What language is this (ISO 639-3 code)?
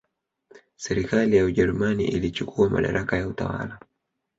swa